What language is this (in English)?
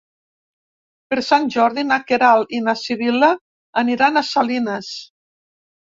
Catalan